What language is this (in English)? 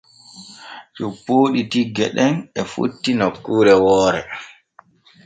Borgu Fulfulde